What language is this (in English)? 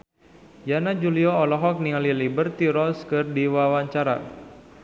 Sundanese